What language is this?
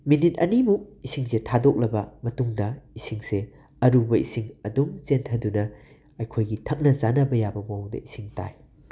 Manipuri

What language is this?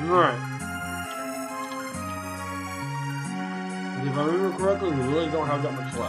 English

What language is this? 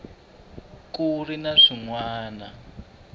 Tsonga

